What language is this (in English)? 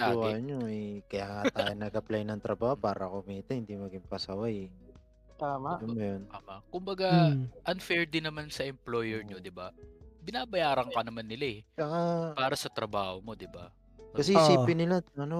Filipino